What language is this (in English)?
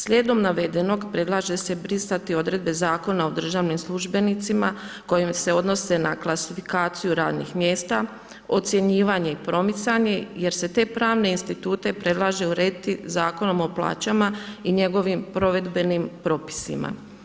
Croatian